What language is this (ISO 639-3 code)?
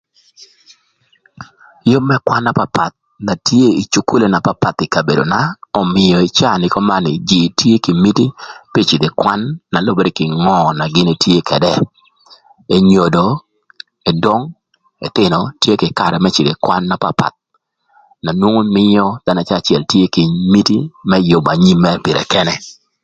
lth